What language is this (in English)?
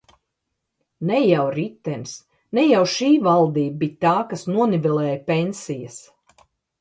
Latvian